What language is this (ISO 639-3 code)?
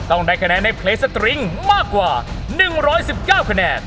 tha